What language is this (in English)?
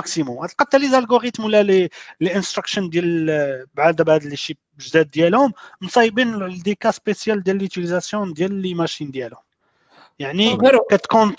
Arabic